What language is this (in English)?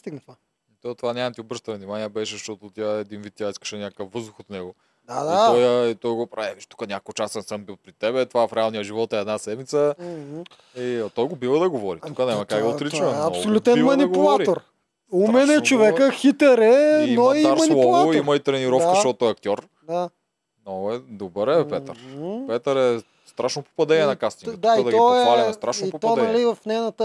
Bulgarian